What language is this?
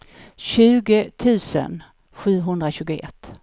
Swedish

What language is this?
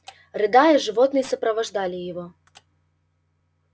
Russian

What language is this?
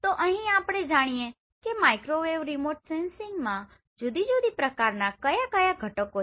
Gujarati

